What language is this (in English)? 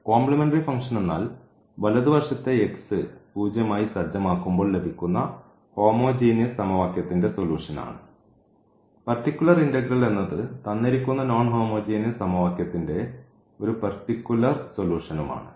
Malayalam